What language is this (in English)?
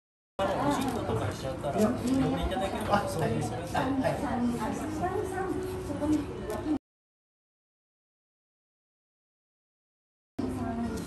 Japanese